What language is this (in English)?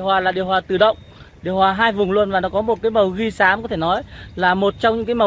Vietnamese